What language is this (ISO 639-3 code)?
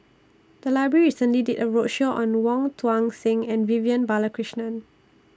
eng